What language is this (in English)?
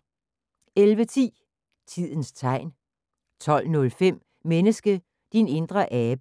Danish